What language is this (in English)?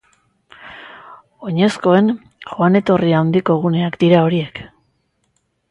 Basque